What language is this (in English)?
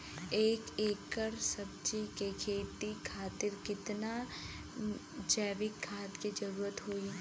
Bhojpuri